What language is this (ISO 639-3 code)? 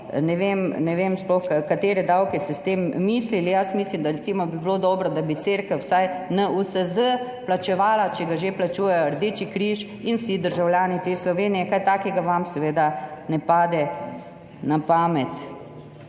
slv